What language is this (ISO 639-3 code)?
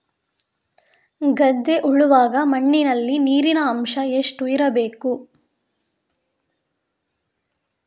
kan